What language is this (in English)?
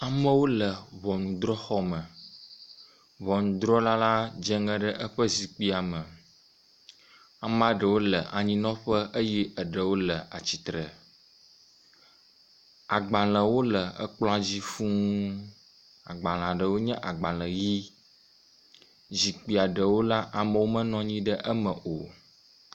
Ewe